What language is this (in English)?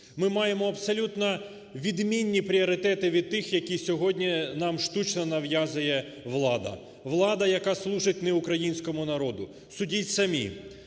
Ukrainian